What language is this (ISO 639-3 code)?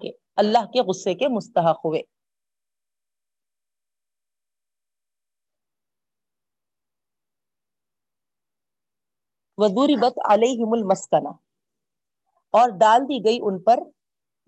urd